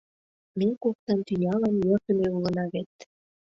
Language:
Mari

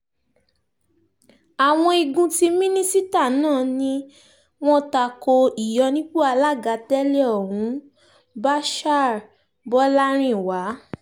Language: Yoruba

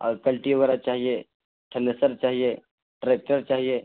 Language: Urdu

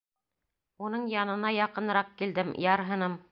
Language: Bashkir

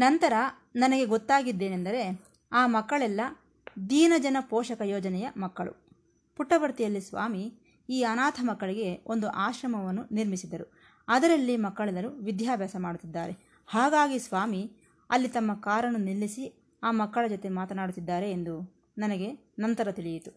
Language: Kannada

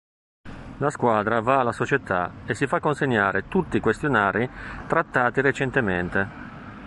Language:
Italian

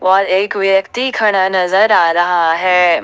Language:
Hindi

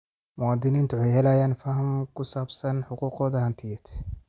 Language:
Somali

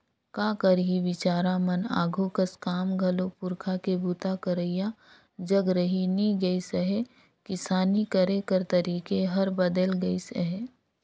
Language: Chhattisgarhi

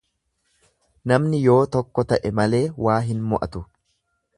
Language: Oromo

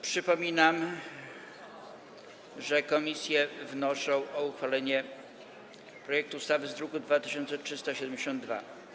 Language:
Polish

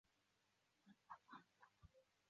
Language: Chinese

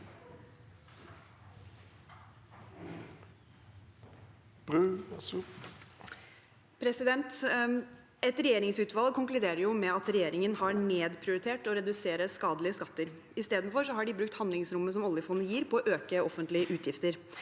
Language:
Norwegian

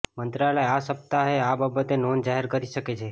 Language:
Gujarati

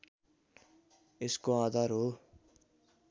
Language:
Nepali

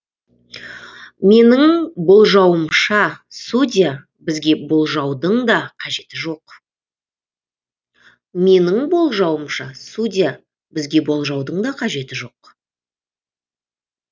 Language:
Kazakh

